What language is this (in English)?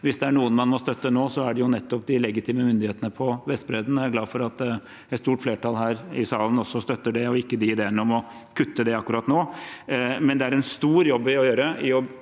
Norwegian